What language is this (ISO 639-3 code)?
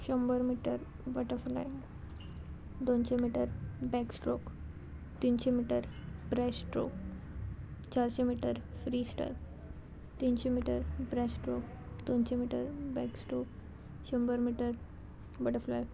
kok